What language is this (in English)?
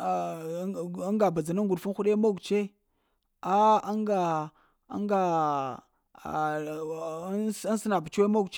Lamang